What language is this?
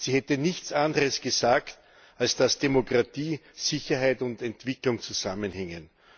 German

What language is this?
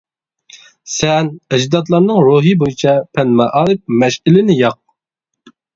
Uyghur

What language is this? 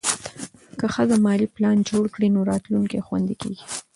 Pashto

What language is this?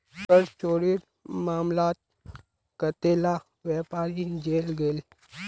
Magahi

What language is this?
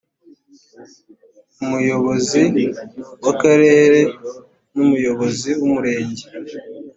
Kinyarwanda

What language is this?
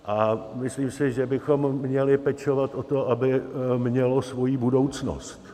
Czech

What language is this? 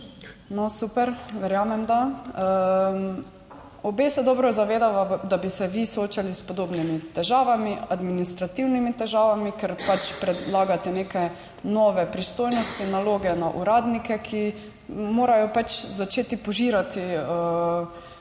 Slovenian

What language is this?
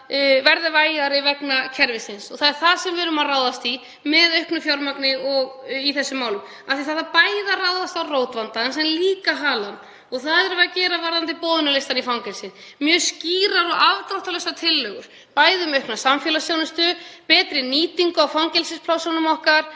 Icelandic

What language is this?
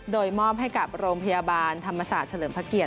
Thai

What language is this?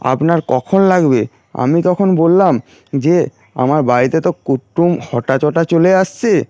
Bangla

